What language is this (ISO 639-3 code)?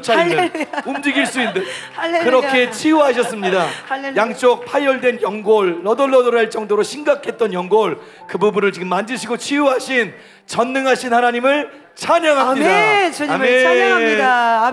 kor